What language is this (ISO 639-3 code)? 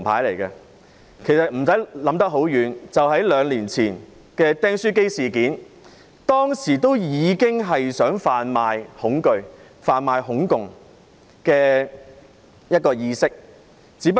yue